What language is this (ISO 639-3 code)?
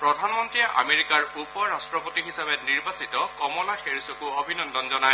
asm